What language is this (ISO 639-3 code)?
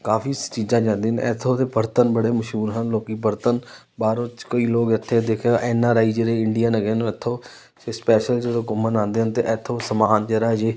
pan